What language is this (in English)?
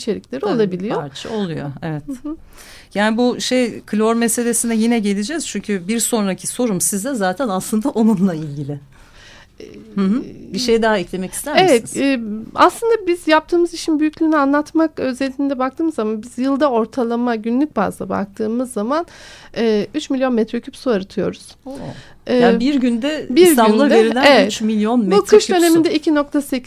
Turkish